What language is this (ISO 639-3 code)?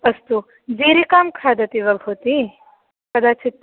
san